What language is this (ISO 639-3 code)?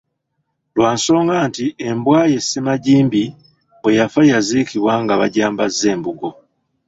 lug